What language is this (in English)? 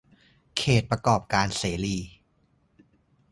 Thai